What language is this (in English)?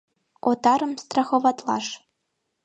Mari